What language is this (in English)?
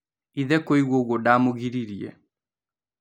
Kikuyu